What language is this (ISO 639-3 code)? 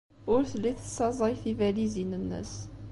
kab